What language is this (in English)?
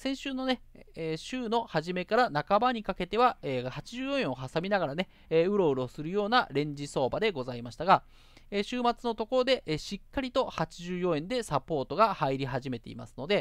Japanese